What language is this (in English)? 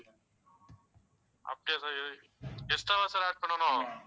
Tamil